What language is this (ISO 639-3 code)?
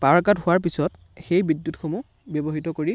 asm